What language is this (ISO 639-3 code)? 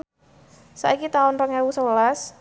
jav